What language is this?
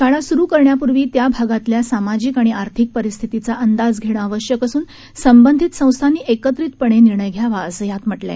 Marathi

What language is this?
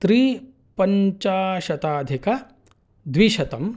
Sanskrit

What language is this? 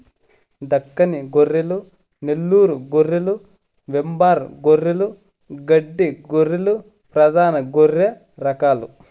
Telugu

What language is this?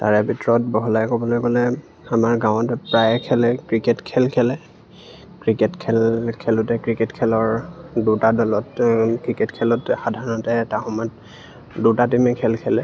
Assamese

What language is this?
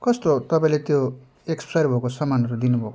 Nepali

